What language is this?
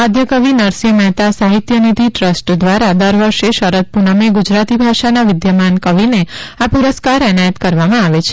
Gujarati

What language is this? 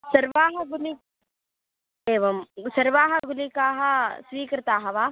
Sanskrit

